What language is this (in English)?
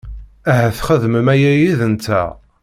Kabyle